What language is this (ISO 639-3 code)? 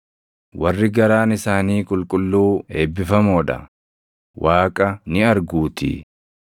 orm